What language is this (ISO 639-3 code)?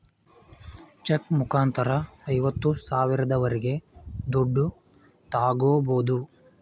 kan